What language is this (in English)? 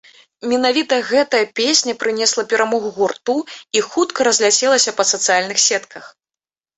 Belarusian